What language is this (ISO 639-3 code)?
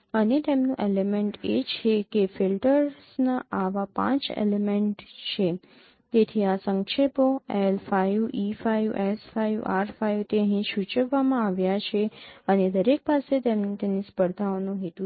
guj